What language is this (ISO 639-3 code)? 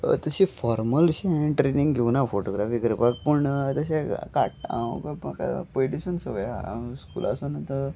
kok